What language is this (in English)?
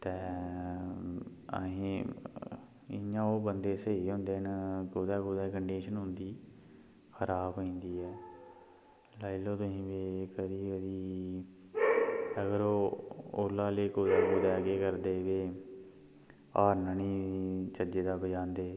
Dogri